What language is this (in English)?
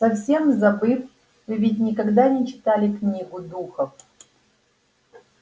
Russian